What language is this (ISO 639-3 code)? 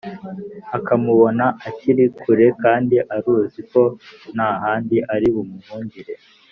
kin